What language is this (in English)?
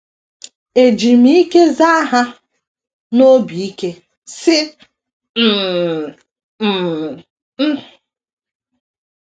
Igbo